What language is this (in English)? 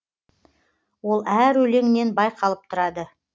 Kazakh